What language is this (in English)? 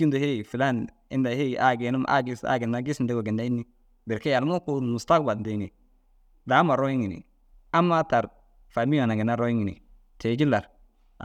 Dazaga